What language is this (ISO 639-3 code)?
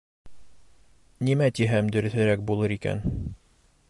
bak